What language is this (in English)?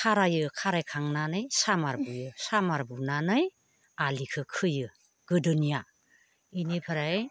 Bodo